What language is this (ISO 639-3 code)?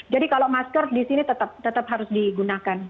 ind